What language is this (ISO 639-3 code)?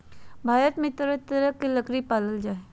mag